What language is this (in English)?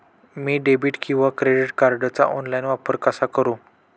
Marathi